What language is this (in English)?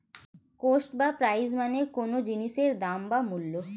Bangla